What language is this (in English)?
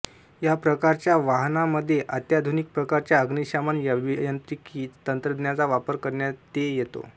Marathi